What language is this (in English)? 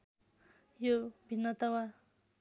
Nepali